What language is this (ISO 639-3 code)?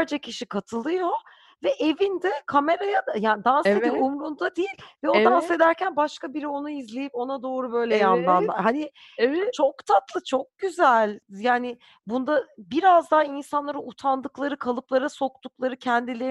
tur